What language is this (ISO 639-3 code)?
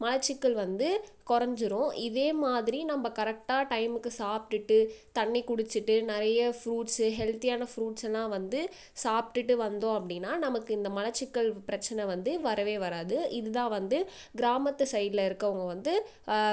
tam